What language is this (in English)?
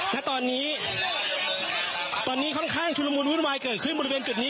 Thai